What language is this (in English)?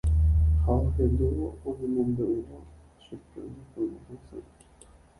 Guarani